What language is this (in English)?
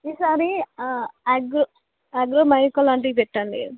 Telugu